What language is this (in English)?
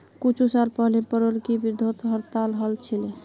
Magahi